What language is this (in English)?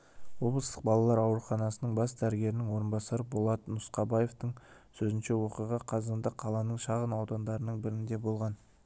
Kazakh